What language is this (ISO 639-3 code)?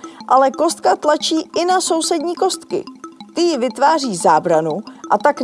ces